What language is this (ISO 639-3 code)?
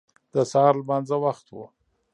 pus